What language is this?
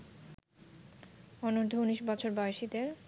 Bangla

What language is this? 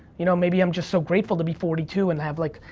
English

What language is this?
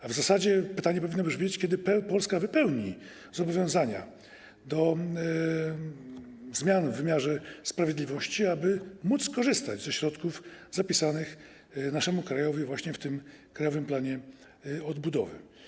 Polish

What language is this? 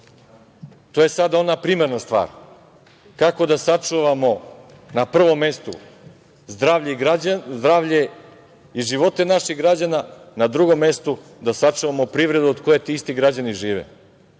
Serbian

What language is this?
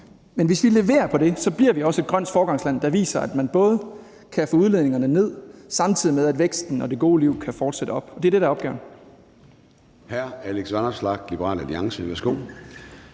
Danish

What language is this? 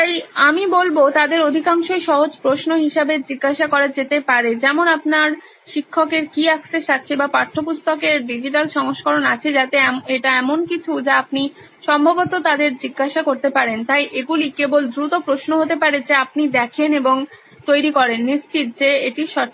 Bangla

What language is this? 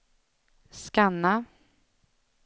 Swedish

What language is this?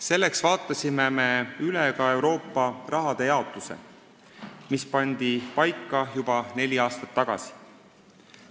Estonian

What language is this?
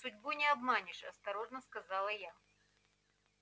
Russian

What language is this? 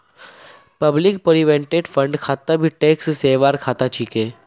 Magahi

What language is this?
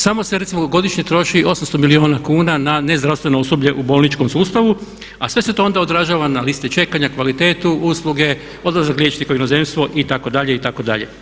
Croatian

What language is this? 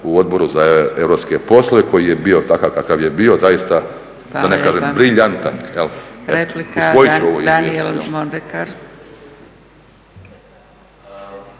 Croatian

